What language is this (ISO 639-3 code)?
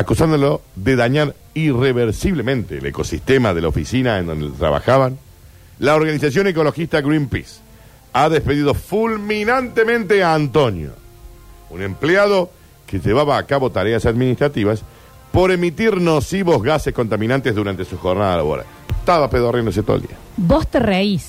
spa